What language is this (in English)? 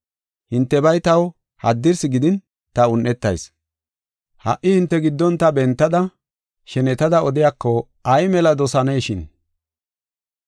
Gofa